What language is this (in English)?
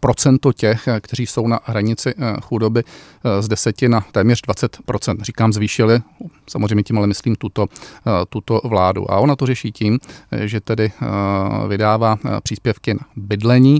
Czech